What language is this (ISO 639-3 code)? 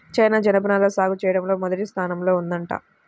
tel